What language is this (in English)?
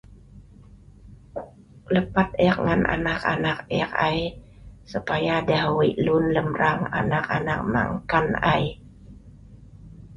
Sa'ban